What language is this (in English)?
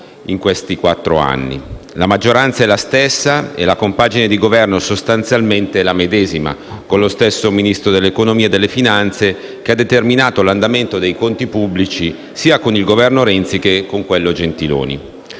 Italian